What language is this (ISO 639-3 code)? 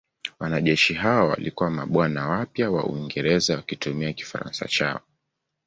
swa